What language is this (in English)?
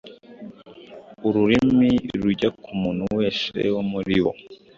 Kinyarwanda